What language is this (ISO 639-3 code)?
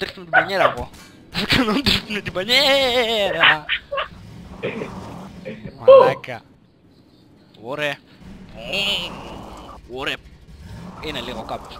ell